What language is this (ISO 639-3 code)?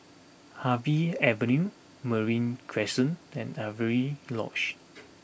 eng